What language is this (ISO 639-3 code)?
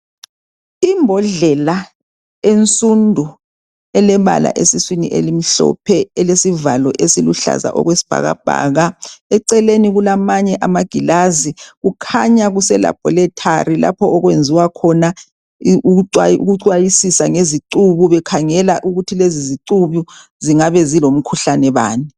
nde